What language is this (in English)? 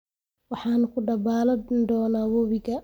Somali